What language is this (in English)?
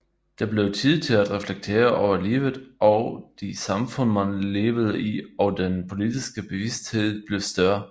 Danish